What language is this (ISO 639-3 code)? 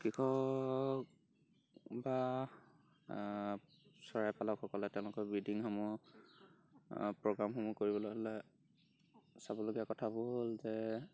asm